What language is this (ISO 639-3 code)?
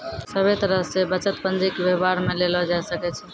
mai